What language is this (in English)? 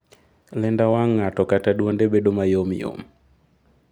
Luo (Kenya and Tanzania)